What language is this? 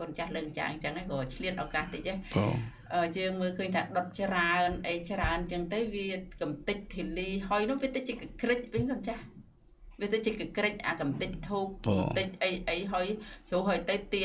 Vietnamese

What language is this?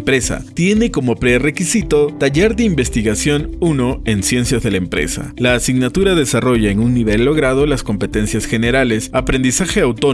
Spanish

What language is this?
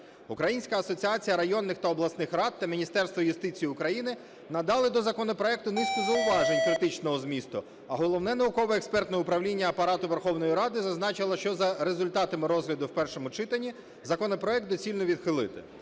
Ukrainian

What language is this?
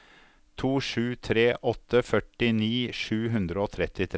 Norwegian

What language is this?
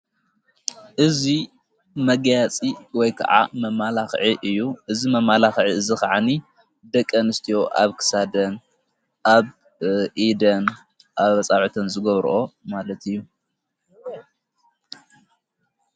Tigrinya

